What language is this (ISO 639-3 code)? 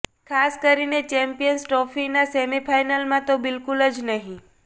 guj